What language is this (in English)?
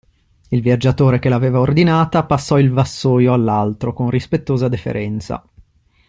Italian